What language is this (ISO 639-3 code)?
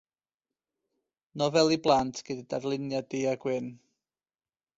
cym